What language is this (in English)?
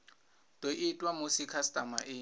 Venda